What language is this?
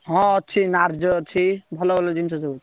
Odia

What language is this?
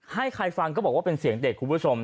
Thai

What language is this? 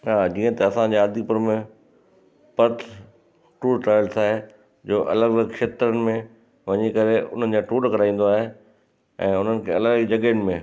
Sindhi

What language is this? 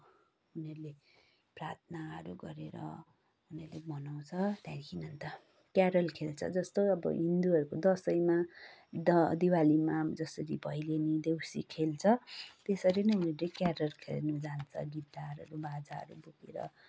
Nepali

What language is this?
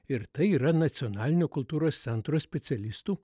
Lithuanian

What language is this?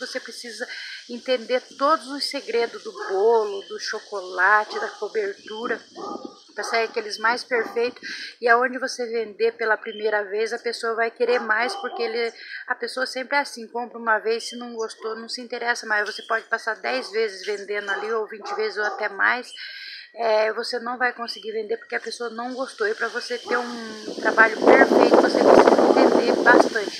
Portuguese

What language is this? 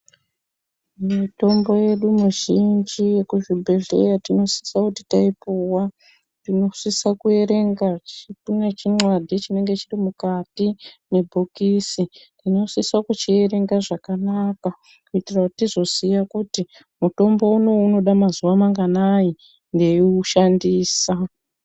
Ndau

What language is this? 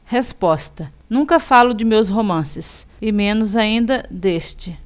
Portuguese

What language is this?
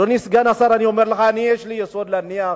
Hebrew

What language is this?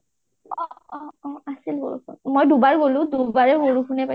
Assamese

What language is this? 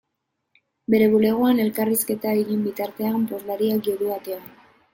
Basque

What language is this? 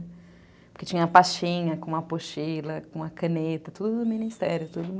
Portuguese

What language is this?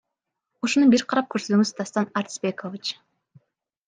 Kyrgyz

